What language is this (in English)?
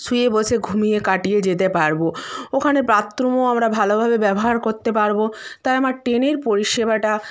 Bangla